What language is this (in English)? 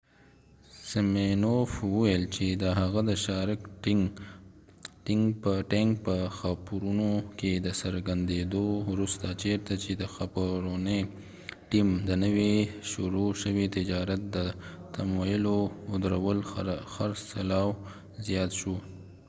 Pashto